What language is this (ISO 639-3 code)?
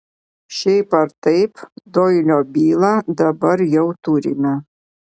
lit